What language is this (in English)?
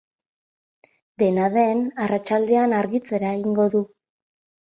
Basque